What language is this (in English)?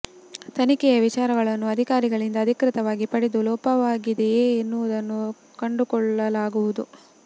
Kannada